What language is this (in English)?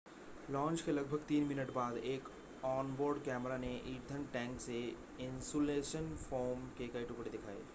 Hindi